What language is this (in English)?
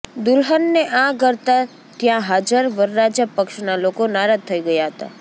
Gujarati